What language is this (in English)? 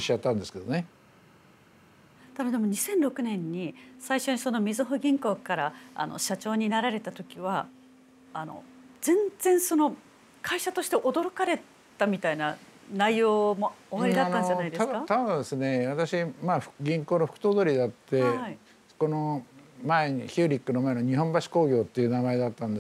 Japanese